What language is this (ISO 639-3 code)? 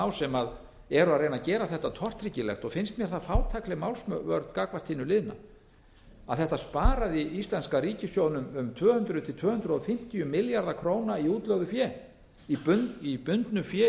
isl